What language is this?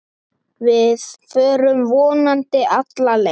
Icelandic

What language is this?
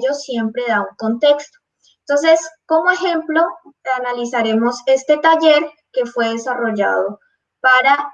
Spanish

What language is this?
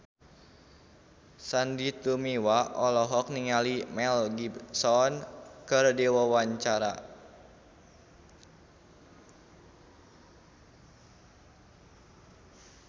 Sundanese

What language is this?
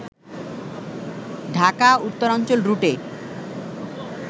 Bangla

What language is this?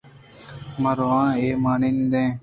Eastern Balochi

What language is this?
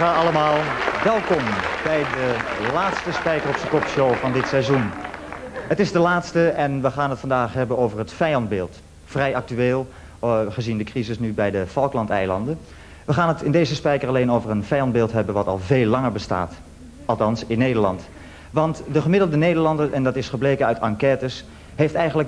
Dutch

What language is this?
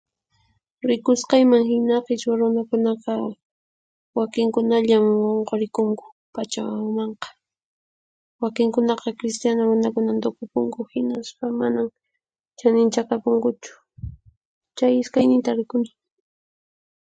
Puno Quechua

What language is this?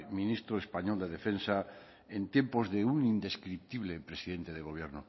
Spanish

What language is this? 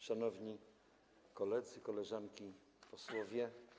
Polish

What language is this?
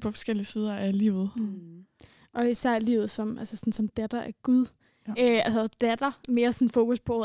Danish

